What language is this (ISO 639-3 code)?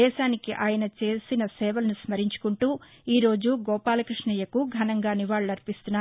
tel